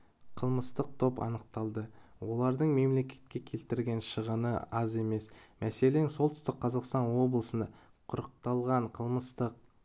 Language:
Kazakh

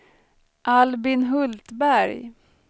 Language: Swedish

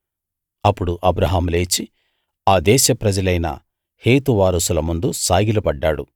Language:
Telugu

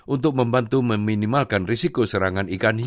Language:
Indonesian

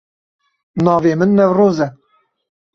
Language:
Kurdish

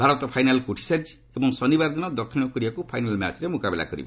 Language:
Odia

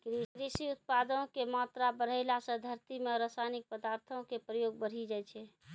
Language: Maithili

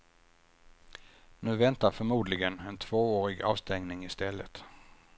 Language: Swedish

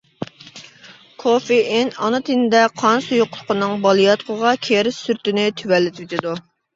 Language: Uyghur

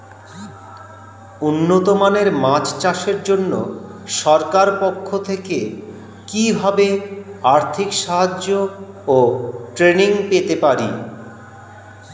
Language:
Bangla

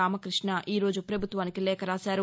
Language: Telugu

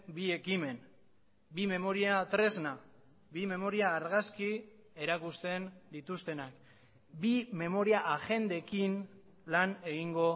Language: Basque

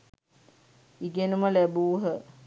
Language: Sinhala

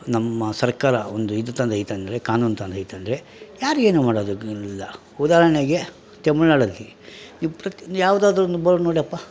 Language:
Kannada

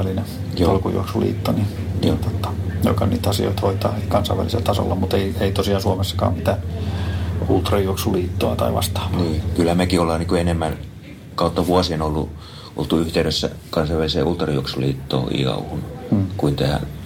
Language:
Finnish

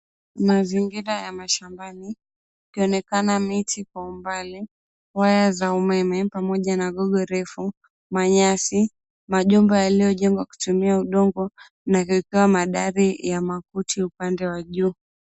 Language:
Swahili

